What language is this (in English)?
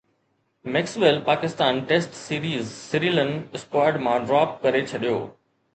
Sindhi